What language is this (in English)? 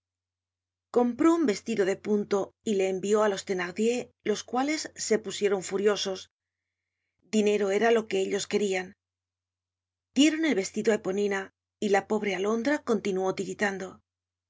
Spanish